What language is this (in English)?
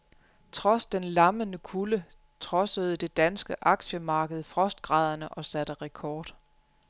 Danish